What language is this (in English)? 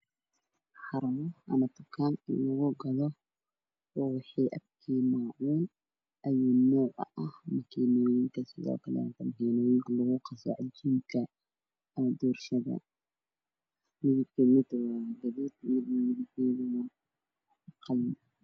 Somali